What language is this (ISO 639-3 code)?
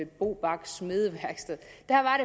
dan